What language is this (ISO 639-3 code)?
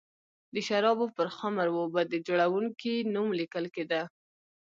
pus